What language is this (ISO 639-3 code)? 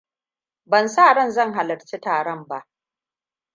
hau